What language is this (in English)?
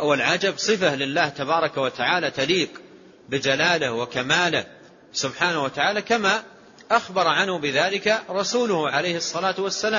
Arabic